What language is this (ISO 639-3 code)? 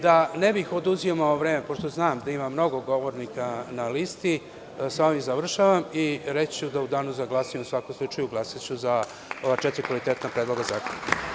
srp